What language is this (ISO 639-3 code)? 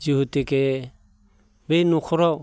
brx